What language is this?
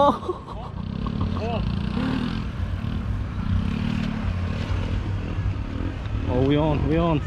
English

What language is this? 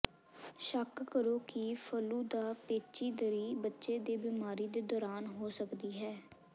Punjabi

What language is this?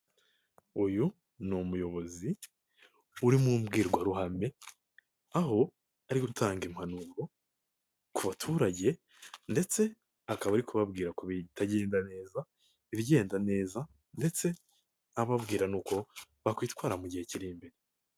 Kinyarwanda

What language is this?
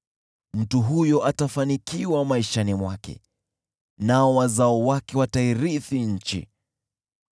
Swahili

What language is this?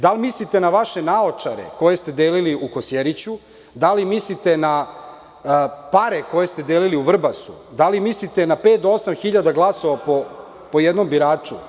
Serbian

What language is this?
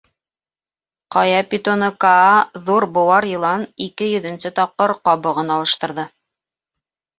Bashkir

